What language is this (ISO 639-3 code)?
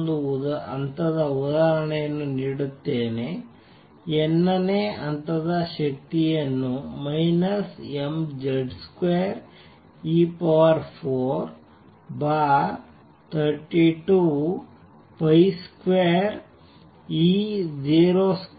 kan